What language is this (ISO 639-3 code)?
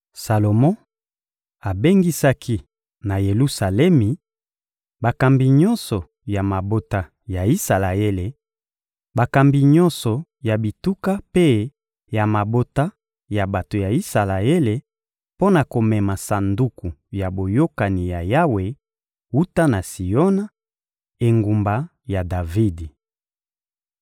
lin